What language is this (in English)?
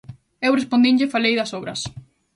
Galician